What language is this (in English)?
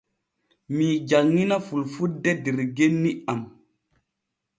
Borgu Fulfulde